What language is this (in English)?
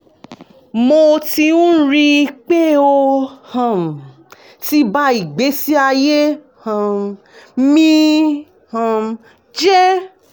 Yoruba